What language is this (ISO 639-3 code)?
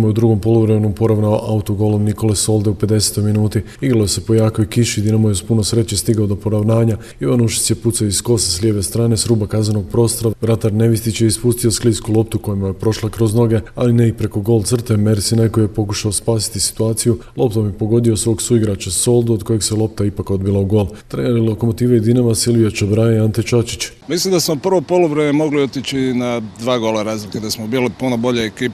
hrv